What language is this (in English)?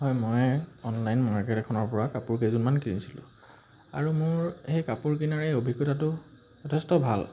Assamese